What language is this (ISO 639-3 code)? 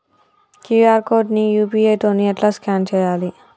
tel